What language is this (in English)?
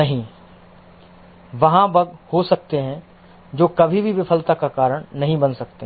Hindi